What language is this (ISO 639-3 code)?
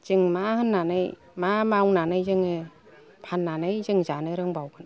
brx